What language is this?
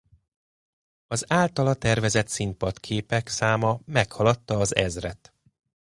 Hungarian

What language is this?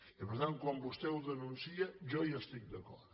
Catalan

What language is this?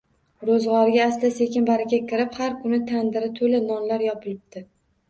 Uzbek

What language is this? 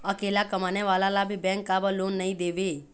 Chhattisgarhi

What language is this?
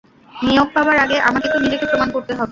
Bangla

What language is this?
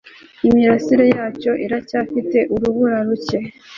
Kinyarwanda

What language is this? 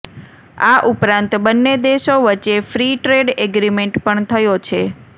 Gujarati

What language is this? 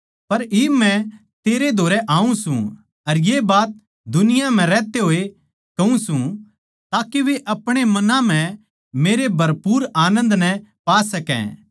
Haryanvi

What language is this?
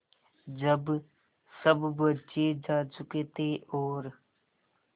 Hindi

